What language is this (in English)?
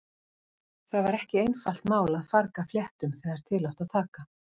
Icelandic